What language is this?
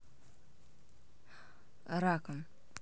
Russian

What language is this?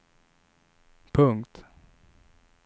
Swedish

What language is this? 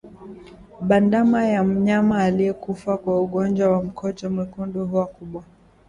Swahili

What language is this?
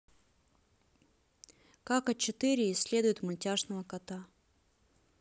Russian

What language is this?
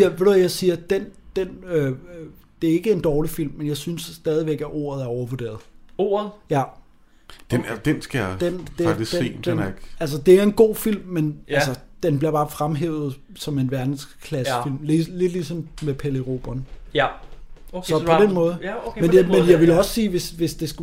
Danish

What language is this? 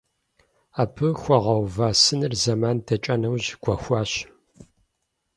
Kabardian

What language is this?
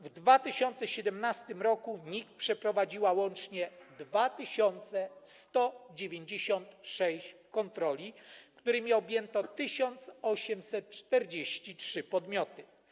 Polish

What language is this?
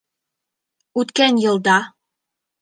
Bashkir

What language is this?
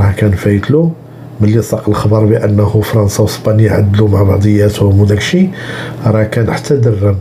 Arabic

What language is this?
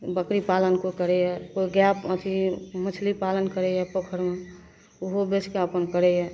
Maithili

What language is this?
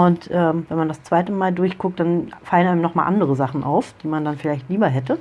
German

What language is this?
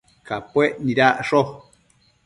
Matsés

